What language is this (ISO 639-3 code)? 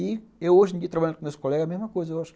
por